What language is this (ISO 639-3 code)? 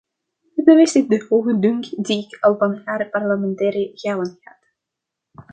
nld